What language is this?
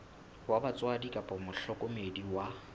Southern Sotho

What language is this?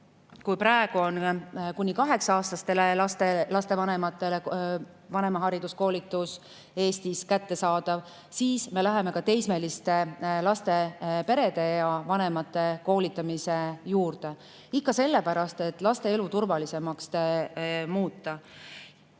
Estonian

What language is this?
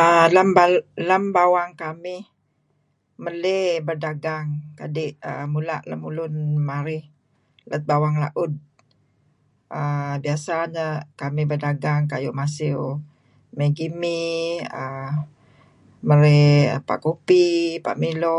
Kelabit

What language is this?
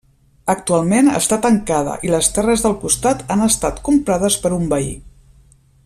Catalan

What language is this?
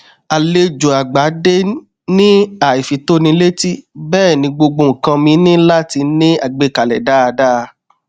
Yoruba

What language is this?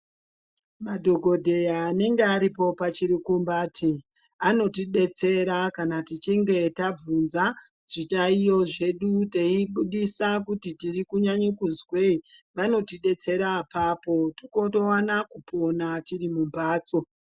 Ndau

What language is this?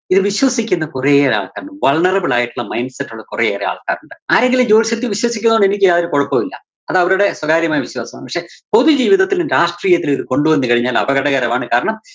Malayalam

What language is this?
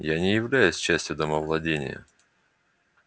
Russian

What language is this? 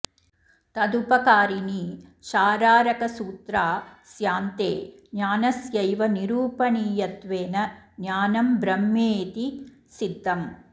Sanskrit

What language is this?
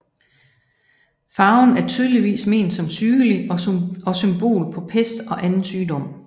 Danish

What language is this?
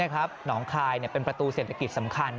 Thai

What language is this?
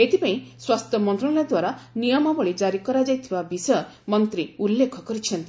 Odia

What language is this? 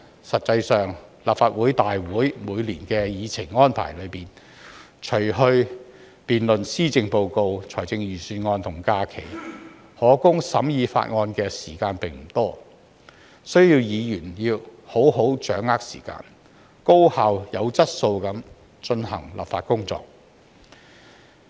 Cantonese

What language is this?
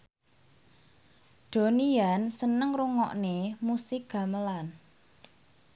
Javanese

